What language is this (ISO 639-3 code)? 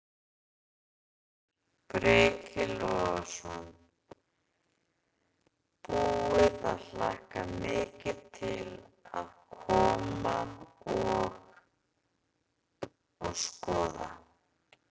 isl